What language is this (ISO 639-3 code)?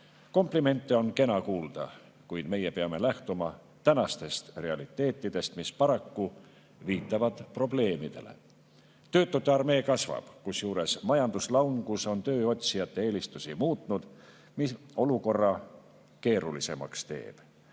est